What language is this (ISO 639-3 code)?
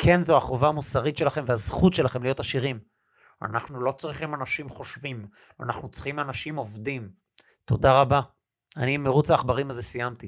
heb